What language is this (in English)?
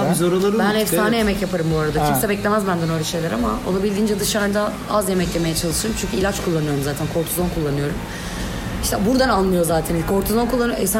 Turkish